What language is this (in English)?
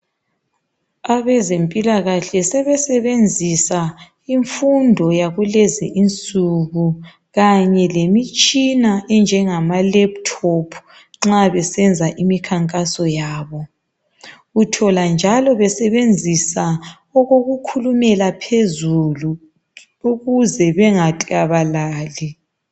North Ndebele